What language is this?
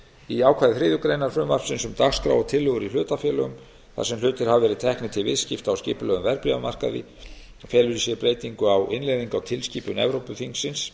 Icelandic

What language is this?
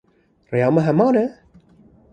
Kurdish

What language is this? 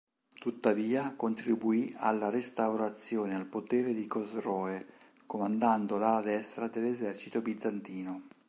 Italian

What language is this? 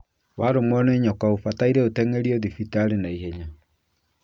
Kikuyu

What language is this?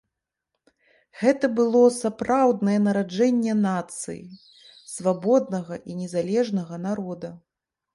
Belarusian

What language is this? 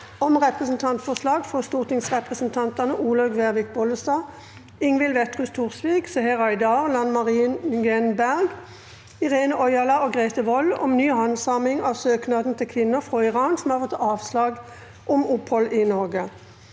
Norwegian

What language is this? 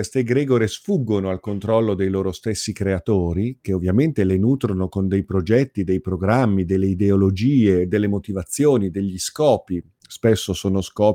Italian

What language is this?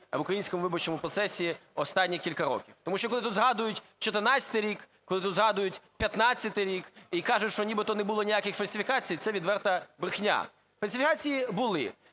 Ukrainian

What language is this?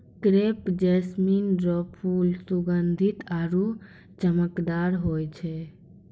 Maithili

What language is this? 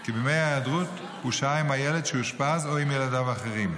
Hebrew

